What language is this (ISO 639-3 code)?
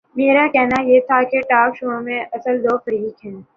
urd